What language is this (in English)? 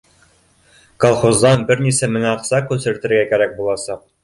Bashkir